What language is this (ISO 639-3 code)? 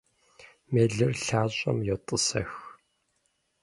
kbd